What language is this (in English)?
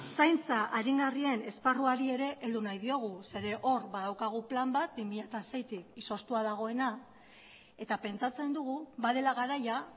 Basque